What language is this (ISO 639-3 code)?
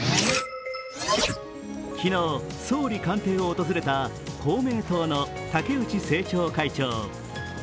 jpn